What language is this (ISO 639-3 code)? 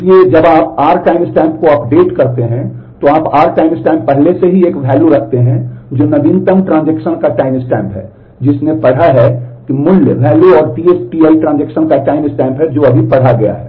hin